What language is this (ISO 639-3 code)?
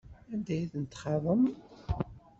kab